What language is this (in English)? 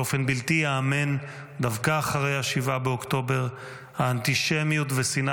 Hebrew